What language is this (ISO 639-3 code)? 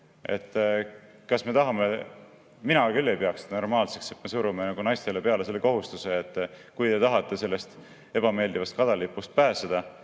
est